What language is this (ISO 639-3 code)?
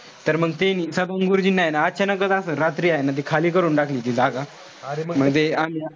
mar